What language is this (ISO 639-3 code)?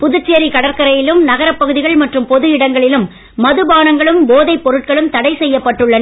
tam